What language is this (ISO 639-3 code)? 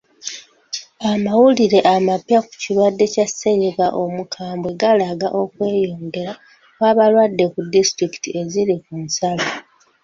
lug